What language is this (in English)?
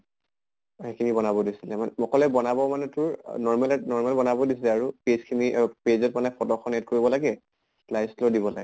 Assamese